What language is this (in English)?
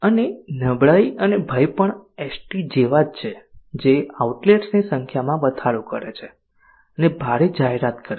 Gujarati